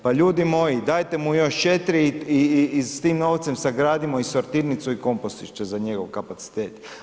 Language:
Croatian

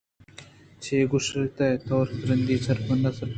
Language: Eastern Balochi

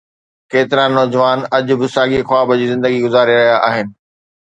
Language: Sindhi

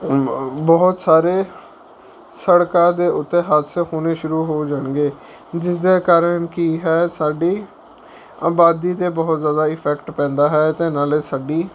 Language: Punjabi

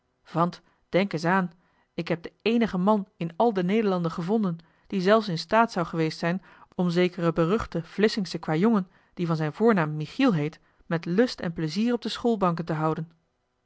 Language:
Dutch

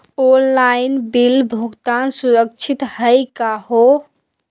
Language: Magahi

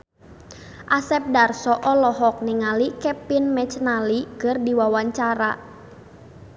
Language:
Sundanese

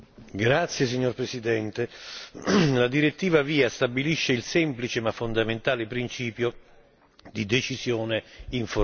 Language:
Italian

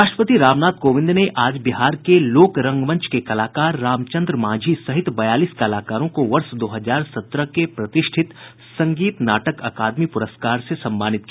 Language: Hindi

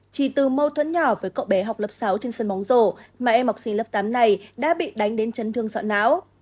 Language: Vietnamese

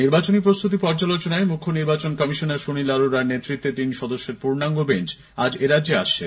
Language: Bangla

